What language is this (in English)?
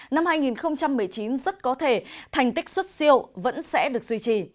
Vietnamese